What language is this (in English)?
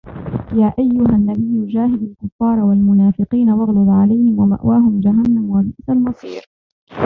Arabic